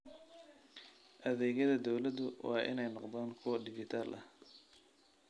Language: Somali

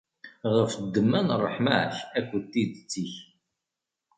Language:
Kabyle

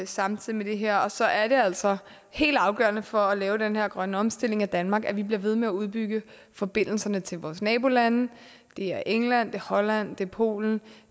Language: Danish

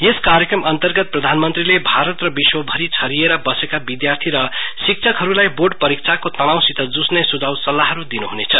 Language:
Nepali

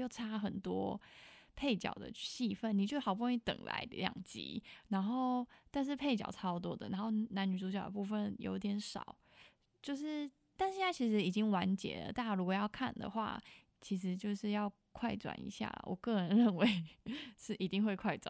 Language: Chinese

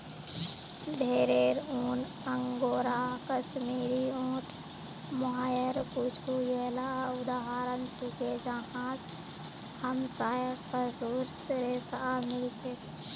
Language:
Magahi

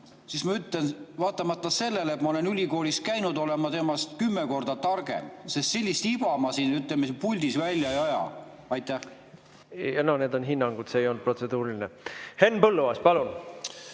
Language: Estonian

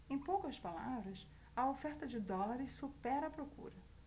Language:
Portuguese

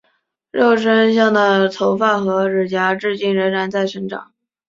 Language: Chinese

